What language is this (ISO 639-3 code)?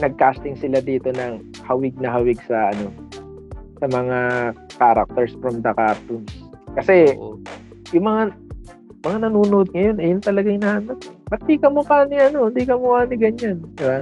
fil